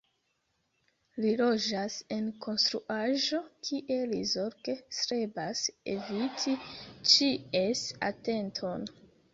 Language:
Esperanto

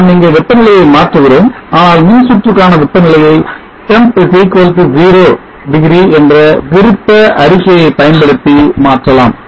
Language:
Tamil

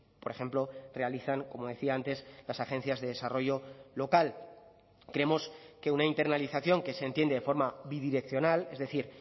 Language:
Spanish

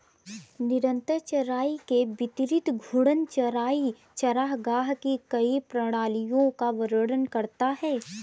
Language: Hindi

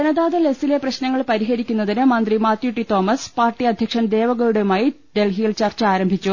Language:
Malayalam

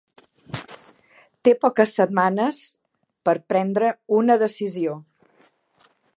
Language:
Catalan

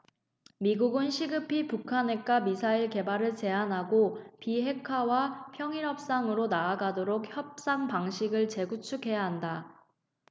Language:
Korean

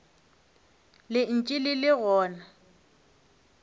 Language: Northern Sotho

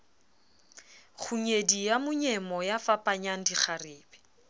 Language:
Southern Sotho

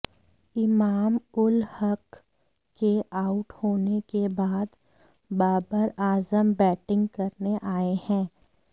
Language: Hindi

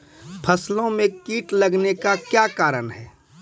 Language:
Maithili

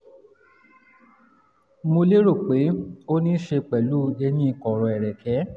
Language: Yoruba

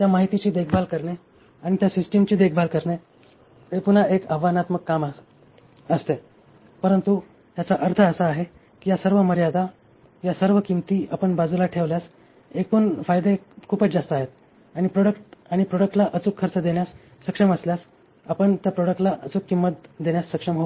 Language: Marathi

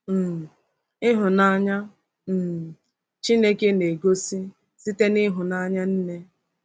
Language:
Igbo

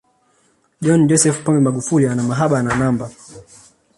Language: Swahili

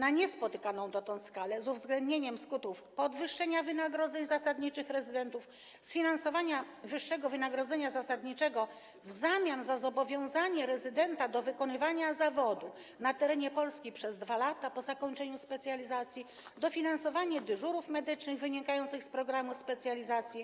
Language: Polish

